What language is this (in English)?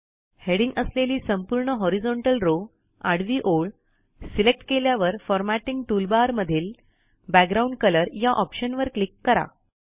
Marathi